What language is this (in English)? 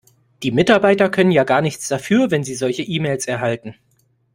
German